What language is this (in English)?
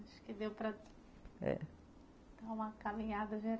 Portuguese